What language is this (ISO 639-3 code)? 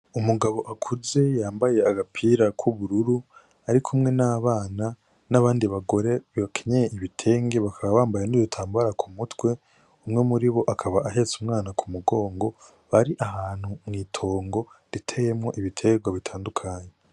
run